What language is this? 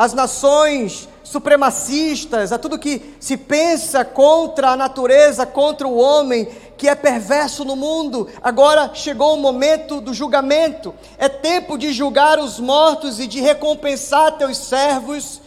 Portuguese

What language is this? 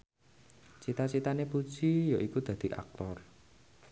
Javanese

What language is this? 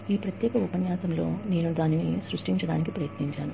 Telugu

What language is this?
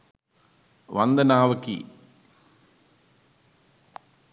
Sinhala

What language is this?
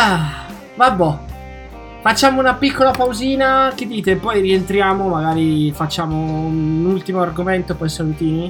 Italian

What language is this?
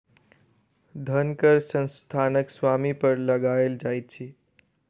Maithili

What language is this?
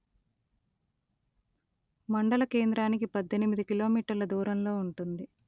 Telugu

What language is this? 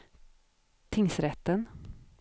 Swedish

